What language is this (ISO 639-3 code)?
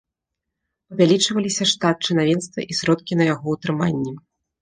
bel